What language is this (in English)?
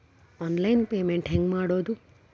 Kannada